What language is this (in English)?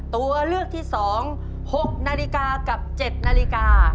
Thai